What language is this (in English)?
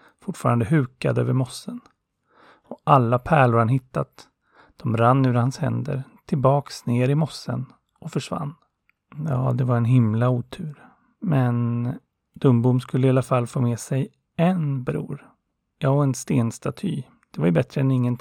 Swedish